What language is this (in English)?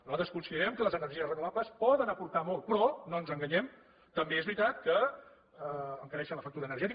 Catalan